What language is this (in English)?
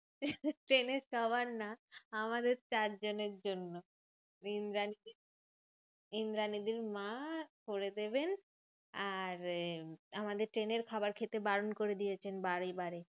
Bangla